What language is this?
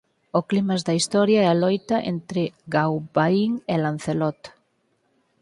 Galician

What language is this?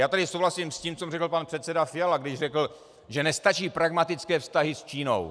Czech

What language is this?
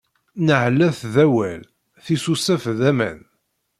Kabyle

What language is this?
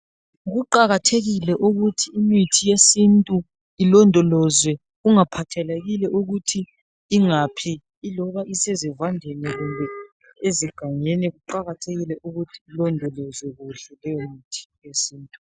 North Ndebele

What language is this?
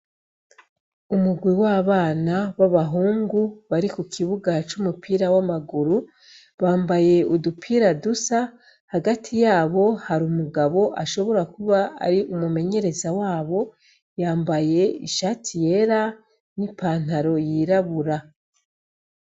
Rundi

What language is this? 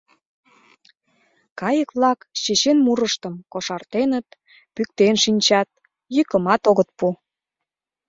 Mari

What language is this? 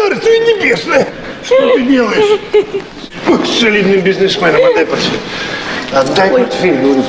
Russian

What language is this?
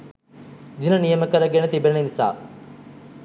Sinhala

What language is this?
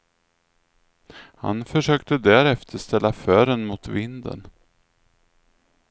Swedish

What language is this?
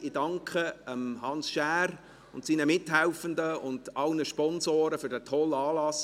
Swiss German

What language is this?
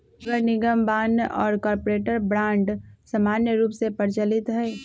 Magahi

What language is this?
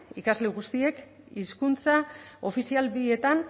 Basque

